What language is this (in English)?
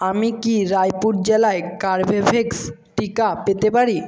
Bangla